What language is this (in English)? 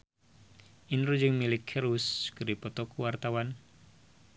Sundanese